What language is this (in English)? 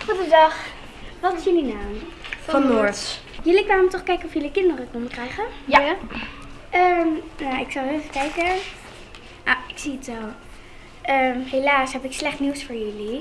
Dutch